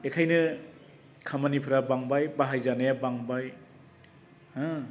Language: Bodo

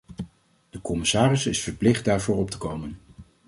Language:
Dutch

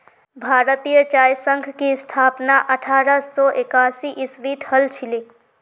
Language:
Magahi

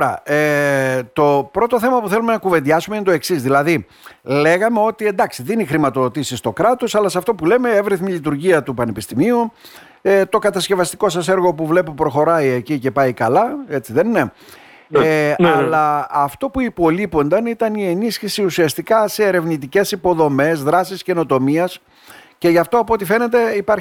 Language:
Greek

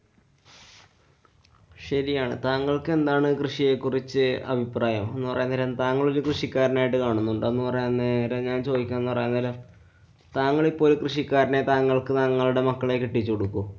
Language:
Malayalam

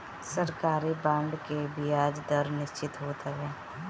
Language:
Bhojpuri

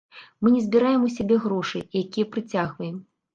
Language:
Belarusian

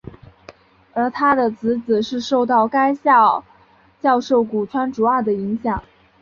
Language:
Chinese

